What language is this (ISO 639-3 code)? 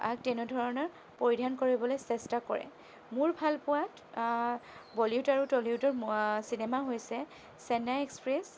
asm